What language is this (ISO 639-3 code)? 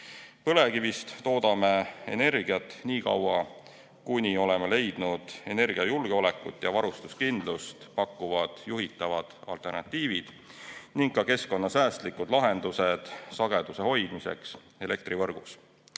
est